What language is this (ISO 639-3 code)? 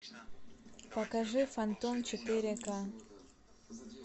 rus